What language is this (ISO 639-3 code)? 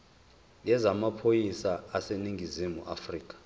zul